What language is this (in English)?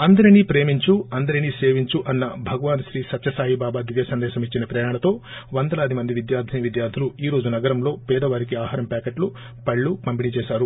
Telugu